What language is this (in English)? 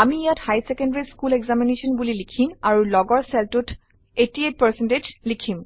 Assamese